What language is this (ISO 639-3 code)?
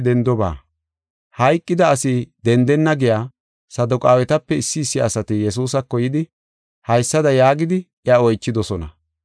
gof